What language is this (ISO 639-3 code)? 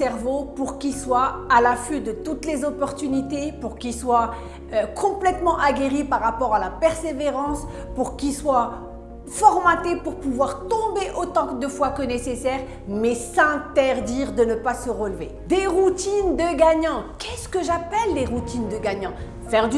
fra